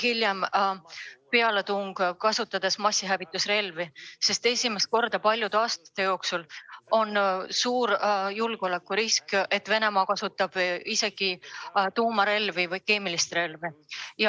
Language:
Estonian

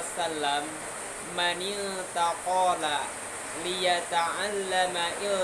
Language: Indonesian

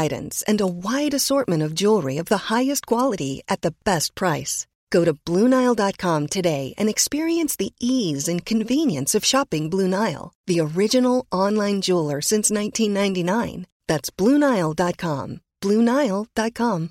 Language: Filipino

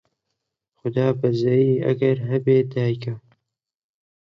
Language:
Central Kurdish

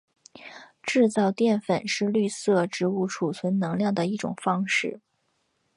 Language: Chinese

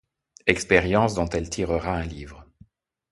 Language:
French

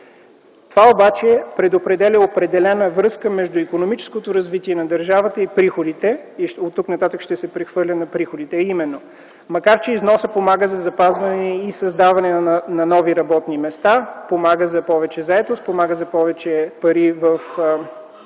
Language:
Bulgarian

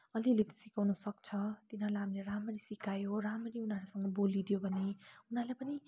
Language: Nepali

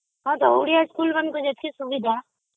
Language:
Odia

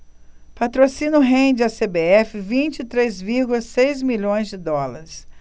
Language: Portuguese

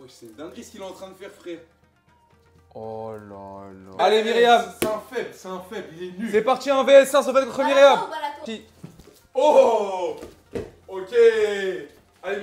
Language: French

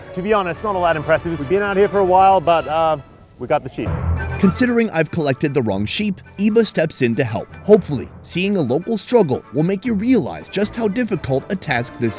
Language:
English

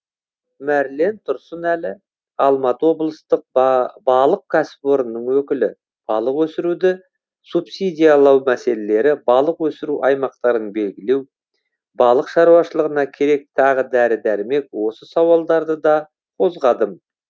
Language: Kazakh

